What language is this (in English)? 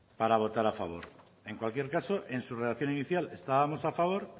Spanish